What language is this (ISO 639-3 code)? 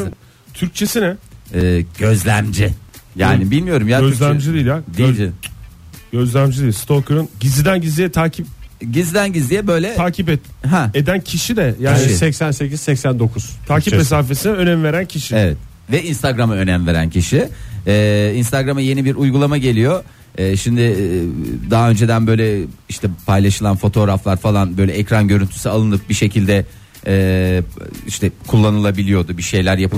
tur